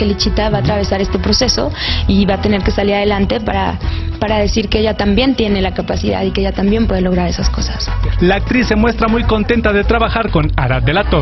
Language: Spanish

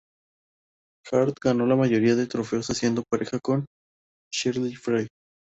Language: Spanish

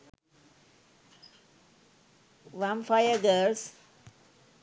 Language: Sinhala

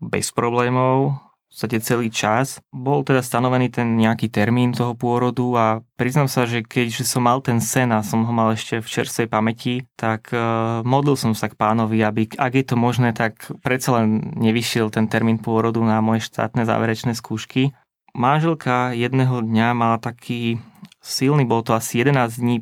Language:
Slovak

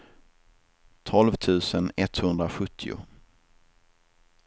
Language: Swedish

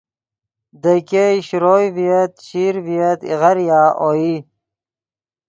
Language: Yidgha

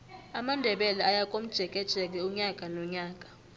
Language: South Ndebele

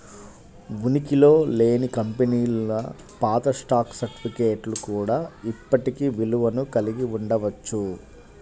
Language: Telugu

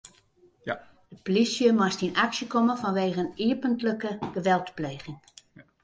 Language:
Western Frisian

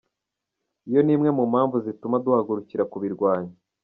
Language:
Kinyarwanda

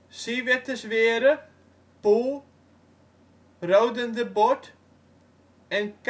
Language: Dutch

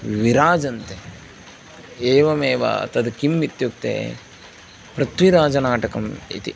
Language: Sanskrit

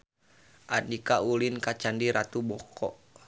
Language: Sundanese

